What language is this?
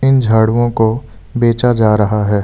Hindi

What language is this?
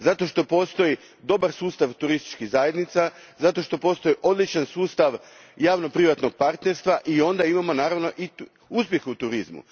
Croatian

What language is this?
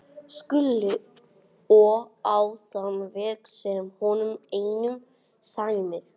Icelandic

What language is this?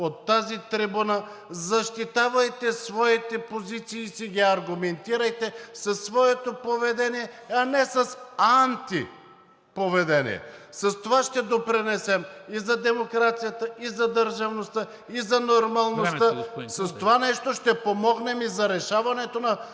Bulgarian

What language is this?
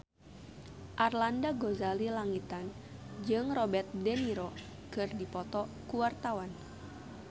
Sundanese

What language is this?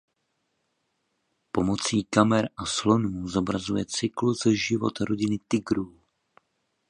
Czech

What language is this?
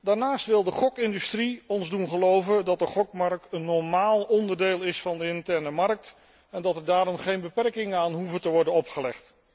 Dutch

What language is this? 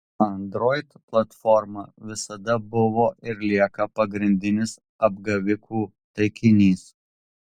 Lithuanian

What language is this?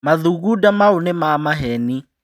Kikuyu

